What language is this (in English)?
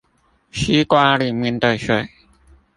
Chinese